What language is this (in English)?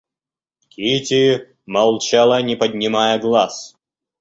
Russian